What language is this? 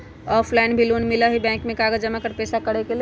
Magahi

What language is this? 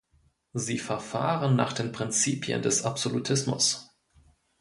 German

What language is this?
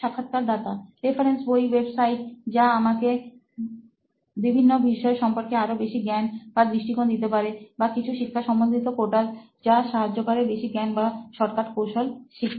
Bangla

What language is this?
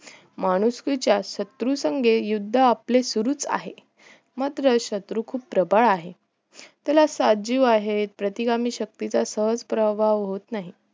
Marathi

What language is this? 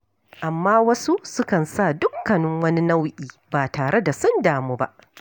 Hausa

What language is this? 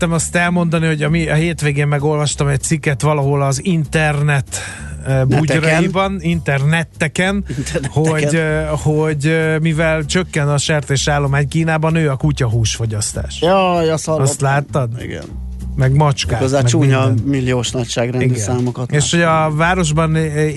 Hungarian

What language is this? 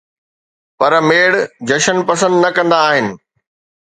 Sindhi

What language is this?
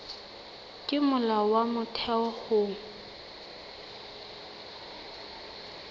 Southern Sotho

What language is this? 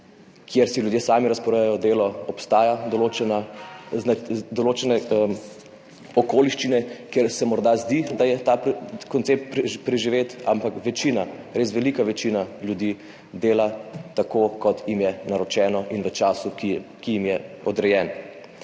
Slovenian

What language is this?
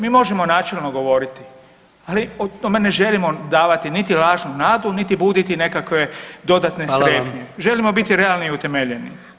Croatian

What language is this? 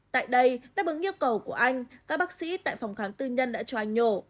Vietnamese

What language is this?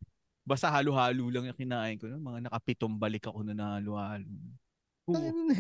Filipino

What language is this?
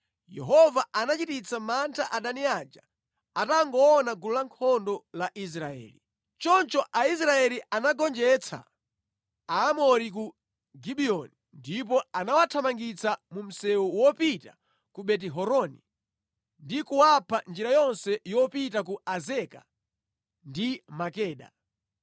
Nyanja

